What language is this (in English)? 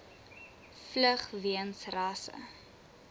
Afrikaans